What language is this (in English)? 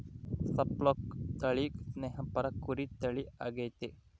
Kannada